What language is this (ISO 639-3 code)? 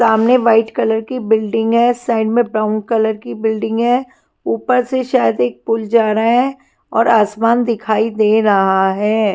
hin